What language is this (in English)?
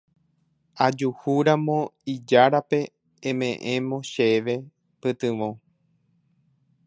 Guarani